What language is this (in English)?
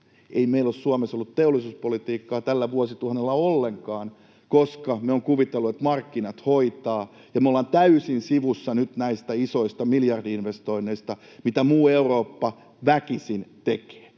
Finnish